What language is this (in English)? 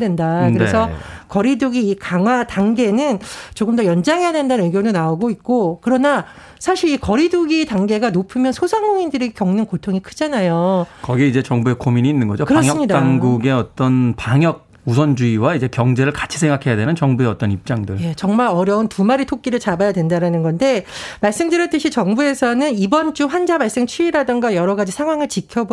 Korean